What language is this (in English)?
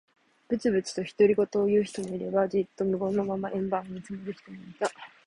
Japanese